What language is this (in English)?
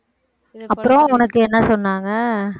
Tamil